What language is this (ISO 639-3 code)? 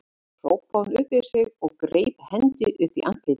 isl